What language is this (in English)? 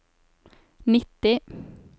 Norwegian